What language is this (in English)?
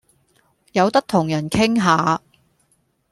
Cantonese